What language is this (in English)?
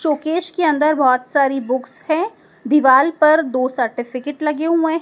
Hindi